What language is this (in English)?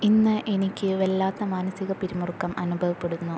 Malayalam